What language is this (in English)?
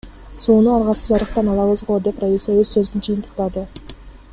Kyrgyz